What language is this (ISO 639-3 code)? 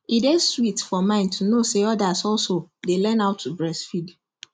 pcm